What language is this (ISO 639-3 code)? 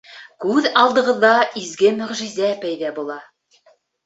bak